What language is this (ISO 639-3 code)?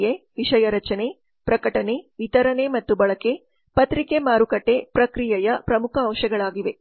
kan